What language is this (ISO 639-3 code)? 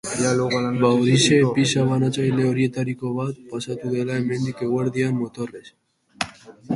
eus